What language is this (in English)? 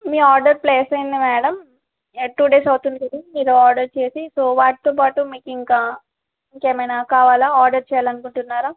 Telugu